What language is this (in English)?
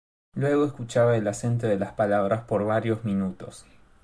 Spanish